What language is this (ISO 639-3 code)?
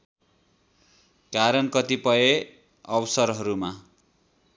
nep